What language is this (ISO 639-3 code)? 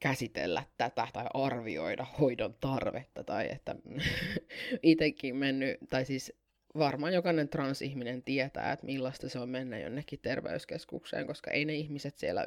fin